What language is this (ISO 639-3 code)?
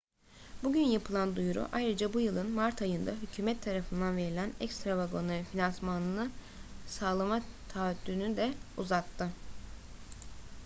tur